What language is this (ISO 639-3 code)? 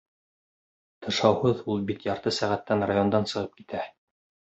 bak